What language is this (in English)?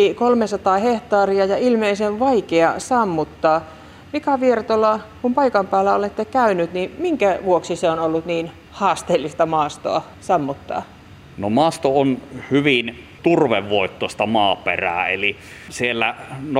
Finnish